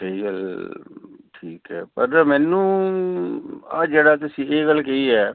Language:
Punjabi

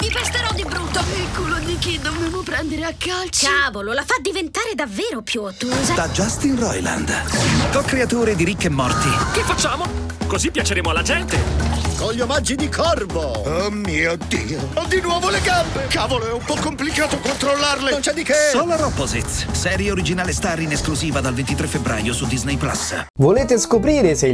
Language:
Italian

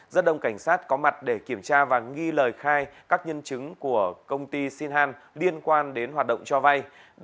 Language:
Vietnamese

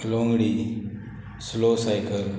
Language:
Konkani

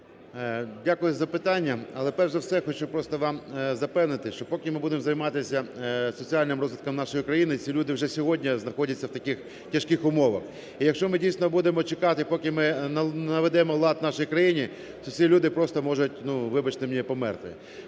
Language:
Ukrainian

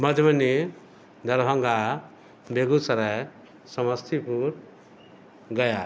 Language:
Maithili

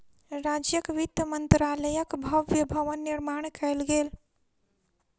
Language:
Maithili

